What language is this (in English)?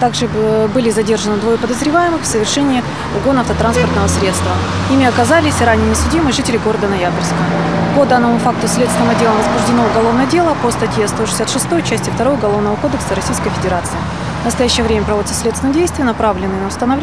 Russian